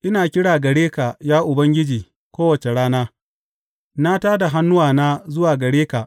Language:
Hausa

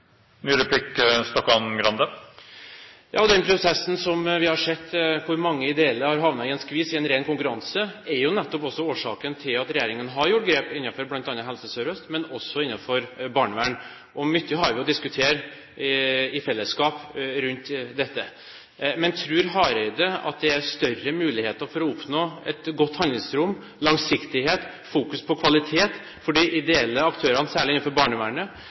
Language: Norwegian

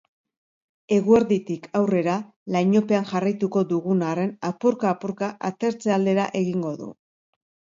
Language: Basque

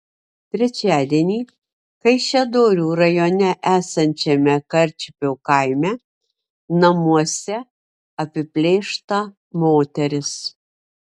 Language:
Lithuanian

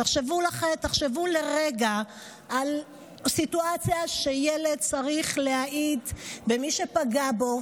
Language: Hebrew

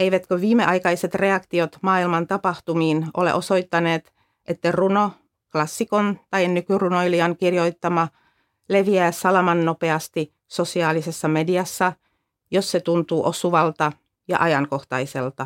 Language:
Finnish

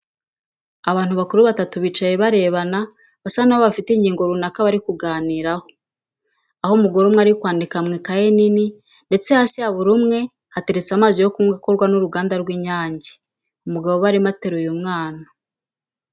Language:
Kinyarwanda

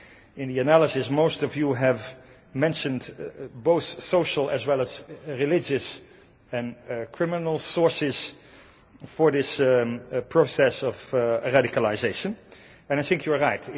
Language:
English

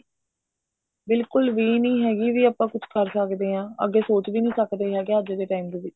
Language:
Punjabi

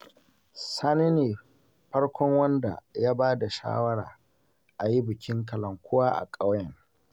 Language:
Hausa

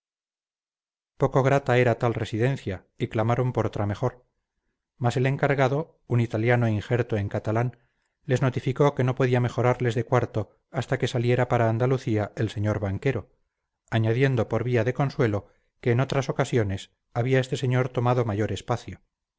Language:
Spanish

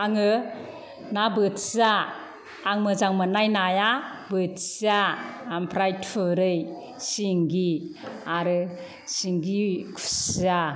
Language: Bodo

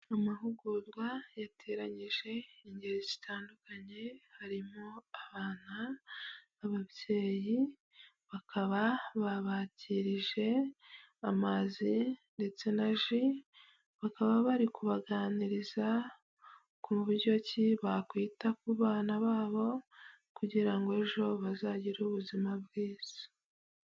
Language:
Kinyarwanda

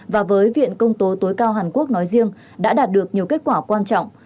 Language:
Vietnamese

